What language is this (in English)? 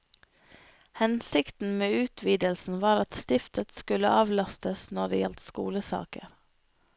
Norwegian